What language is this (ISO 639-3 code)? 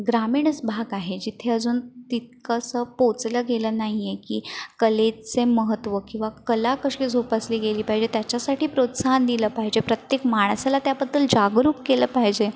mar